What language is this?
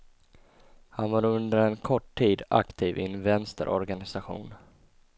Swedish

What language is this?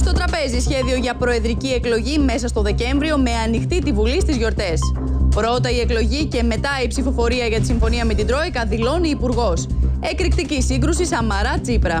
Greek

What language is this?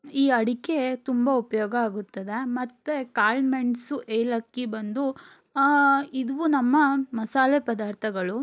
Kannada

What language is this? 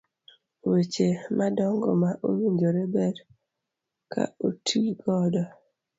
Luo (Kenya and Tanzania)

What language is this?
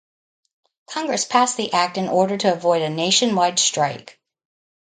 English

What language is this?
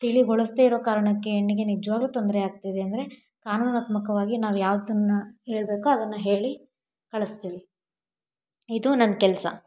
Kannada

